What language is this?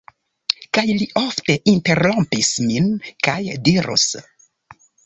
Esperanto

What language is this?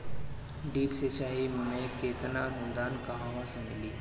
Bhojpuri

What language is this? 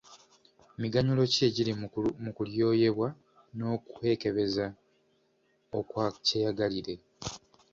Ganda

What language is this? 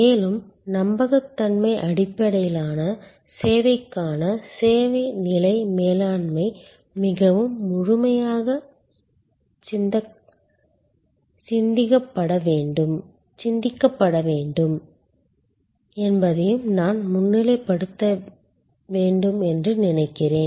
Tamil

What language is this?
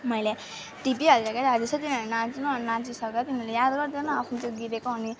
Nepali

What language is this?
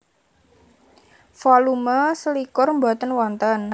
Javanese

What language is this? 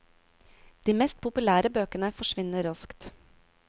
Norwegian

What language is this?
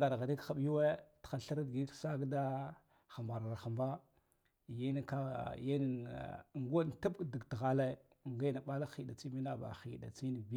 Guduf-Gava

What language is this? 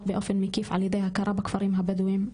Hebrew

